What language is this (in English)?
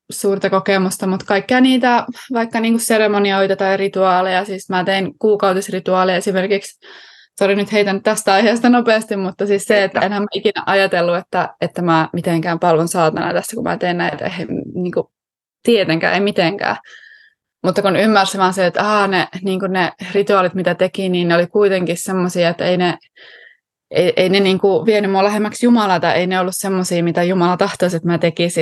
Finnish